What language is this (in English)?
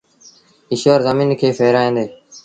Sindhi Bhil